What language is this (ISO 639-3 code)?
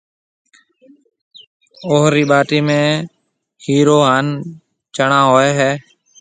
mve